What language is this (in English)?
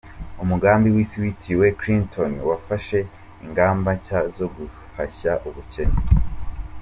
Kinyarwanda